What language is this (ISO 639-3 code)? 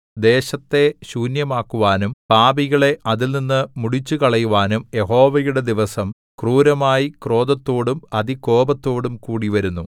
mal